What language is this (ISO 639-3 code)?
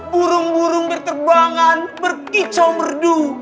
ind